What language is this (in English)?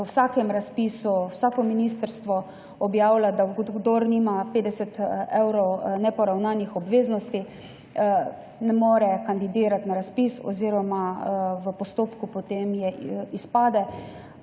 Slovenian